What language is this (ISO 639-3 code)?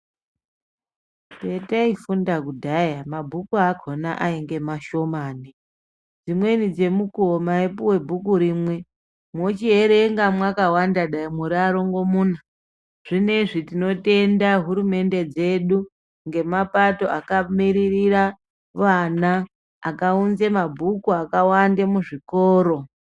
ndc